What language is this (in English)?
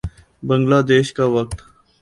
Urdu